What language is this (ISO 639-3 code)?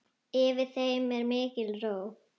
isl